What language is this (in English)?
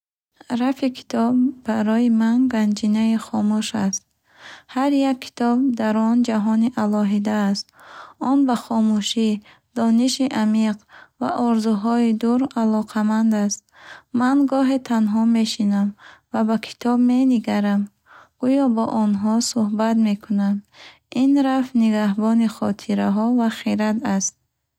Bukharic